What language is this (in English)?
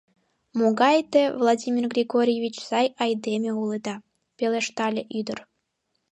Mari